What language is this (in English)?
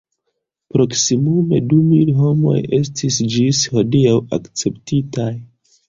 Esperanto